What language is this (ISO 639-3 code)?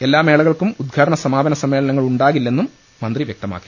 mal